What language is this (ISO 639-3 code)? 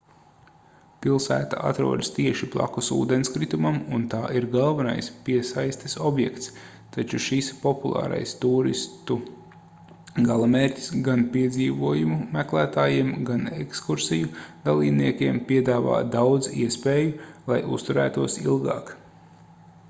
lav